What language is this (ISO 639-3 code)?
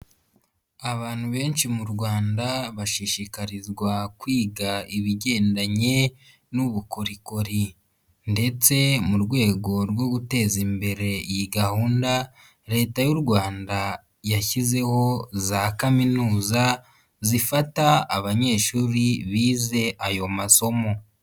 kin